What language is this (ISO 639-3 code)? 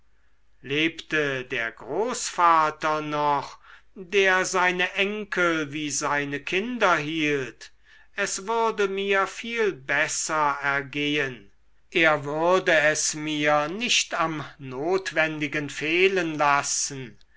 deu